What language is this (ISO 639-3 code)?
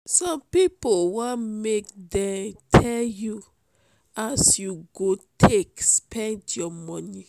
pcm